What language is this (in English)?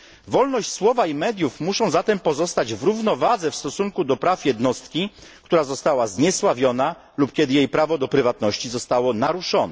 Polish